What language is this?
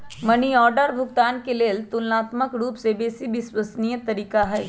Magahi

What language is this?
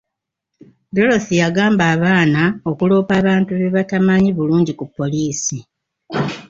Ganda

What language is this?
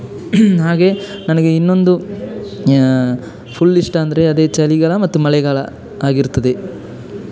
Kannada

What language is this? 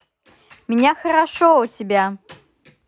Russian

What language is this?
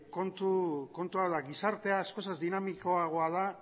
Basque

